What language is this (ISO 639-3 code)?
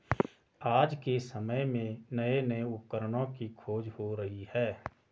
hin